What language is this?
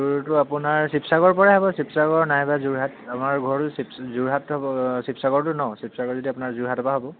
Assamese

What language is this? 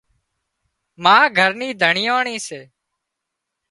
Wadiyara Koli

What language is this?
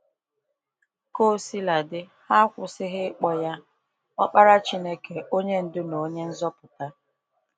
Igbo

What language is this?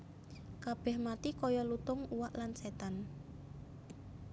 Javanese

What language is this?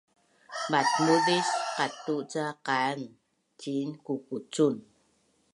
Bunun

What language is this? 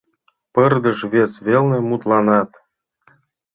Mari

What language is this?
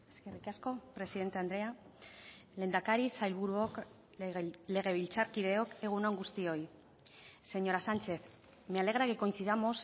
Basque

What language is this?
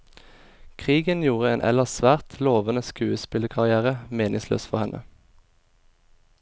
Norwegian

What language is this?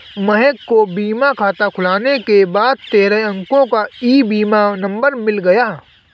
Hindi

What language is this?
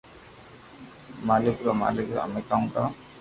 Loarki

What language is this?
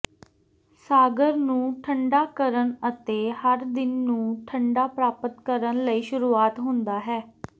Punjabi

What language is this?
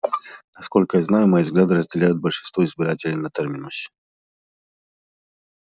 Russian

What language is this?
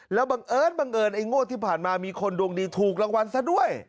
Thai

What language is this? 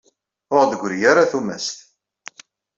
Kabyle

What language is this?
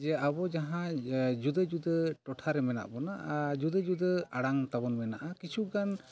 Santali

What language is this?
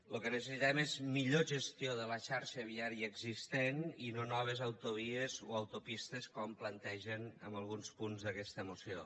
Catalan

